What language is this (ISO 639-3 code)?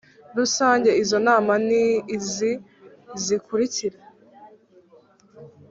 kin